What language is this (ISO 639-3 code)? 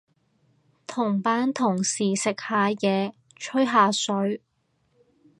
yue